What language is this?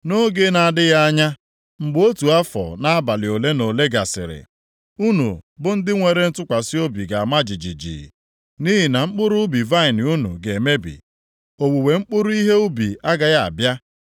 Igbo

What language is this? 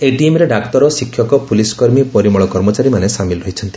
Odia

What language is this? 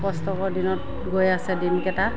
Assamese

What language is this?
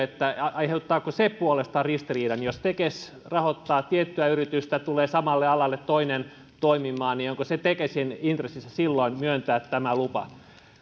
Finnish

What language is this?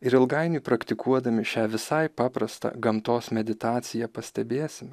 Lithuanian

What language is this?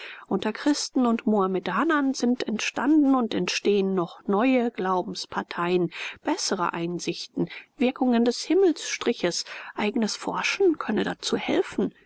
German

